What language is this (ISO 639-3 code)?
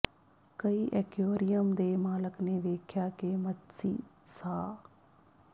pan